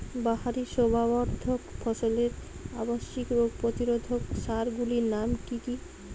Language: Bangla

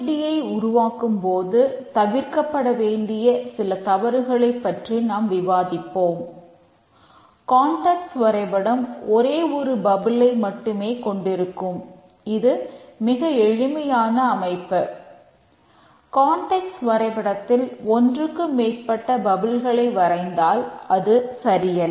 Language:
Tamil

